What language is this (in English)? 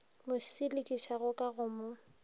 Northern Sotho